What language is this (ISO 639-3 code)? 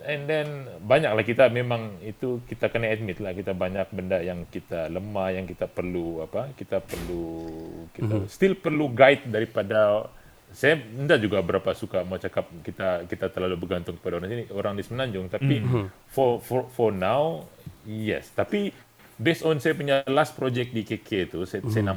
msa